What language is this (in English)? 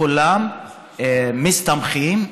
Hebrew